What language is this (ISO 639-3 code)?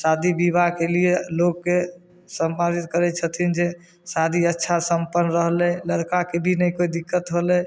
mai